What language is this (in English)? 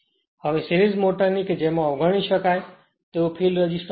Gujarati